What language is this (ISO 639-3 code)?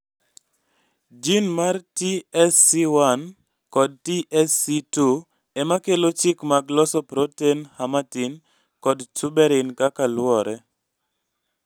luo